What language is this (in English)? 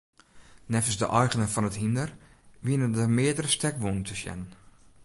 Western Frisian